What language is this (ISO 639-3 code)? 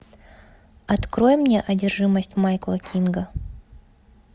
rus